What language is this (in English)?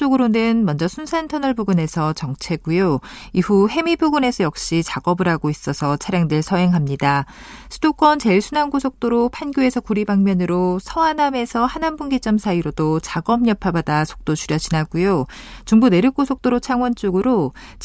Korean